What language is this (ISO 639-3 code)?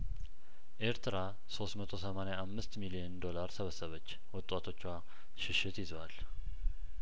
amh